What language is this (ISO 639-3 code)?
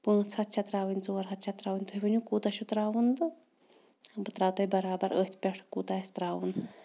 kas